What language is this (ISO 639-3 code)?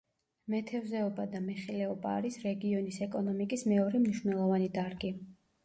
kat